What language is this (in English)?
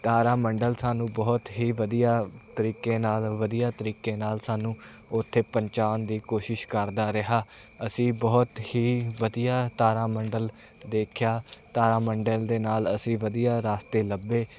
Punjabi